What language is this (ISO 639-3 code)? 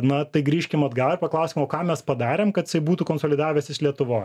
lit